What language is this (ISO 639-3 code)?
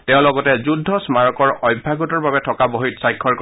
asm